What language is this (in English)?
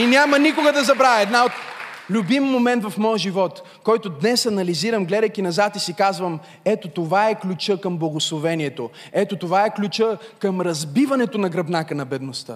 Bulgarian